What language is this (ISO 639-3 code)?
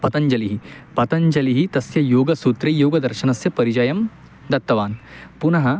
san